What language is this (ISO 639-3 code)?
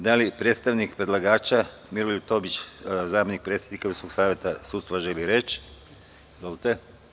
srp